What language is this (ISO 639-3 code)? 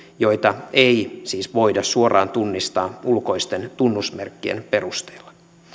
fin